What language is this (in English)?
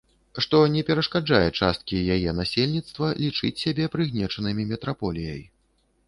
Belarusian